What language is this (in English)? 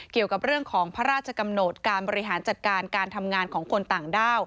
Thai